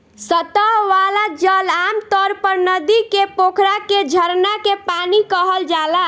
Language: Bhojpuri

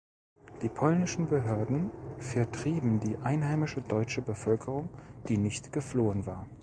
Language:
German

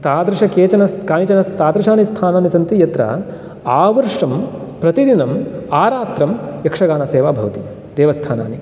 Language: Sanskrit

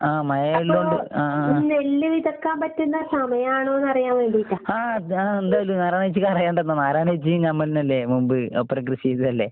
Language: Malayalam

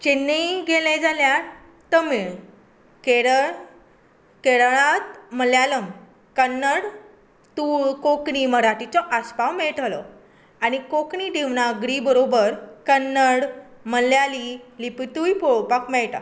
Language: Konkani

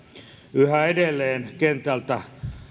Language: Finnish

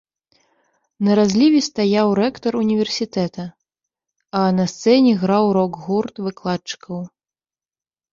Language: Belarusian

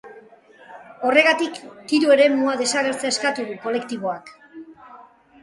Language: Basque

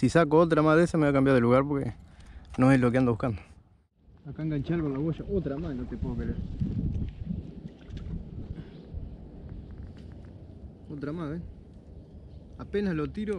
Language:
Spanish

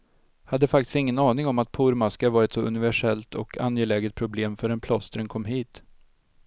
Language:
Swedish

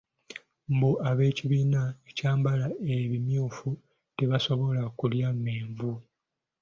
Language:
Ganda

